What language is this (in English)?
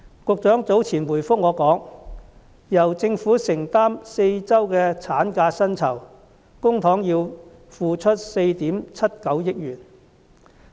Cantonese